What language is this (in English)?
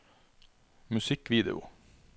Norwegian